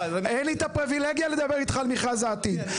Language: Hebrew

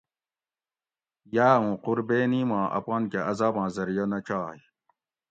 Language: Gawri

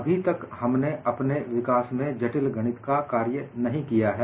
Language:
Hindi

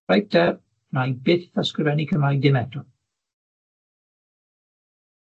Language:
Welsh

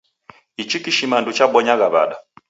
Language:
Taita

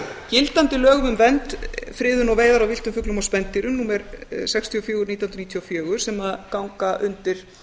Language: Icelandic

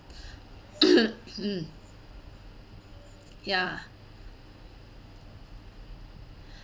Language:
English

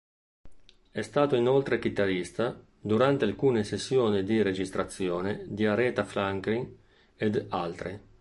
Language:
Italian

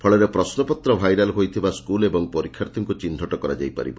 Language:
Odia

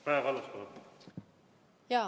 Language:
Estonian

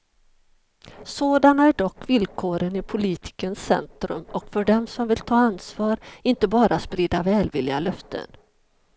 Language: Swedish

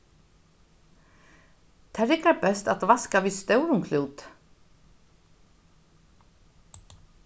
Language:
Faroese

